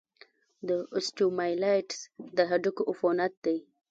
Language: Pashto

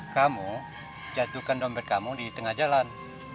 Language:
Indonesian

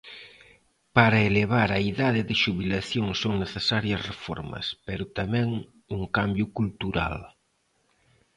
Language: Galician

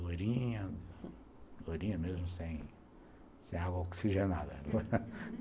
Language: Portuguese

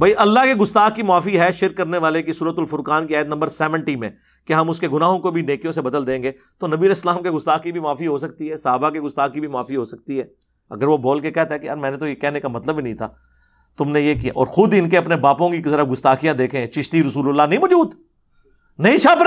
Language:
Urdu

